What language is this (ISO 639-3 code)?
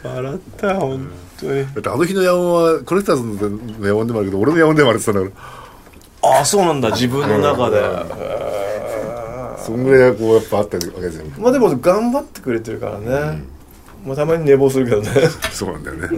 jpn